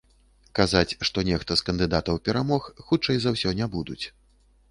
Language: Belarusian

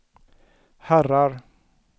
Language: Swedish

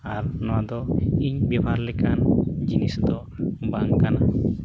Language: Santali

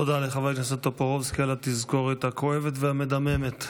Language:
Hebrew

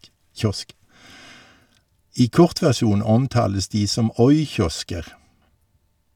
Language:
Norwegian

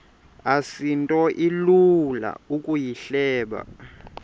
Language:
Xhosa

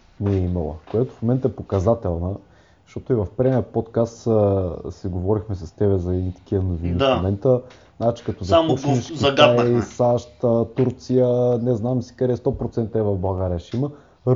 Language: Bulgarian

